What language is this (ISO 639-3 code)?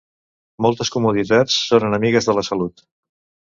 cat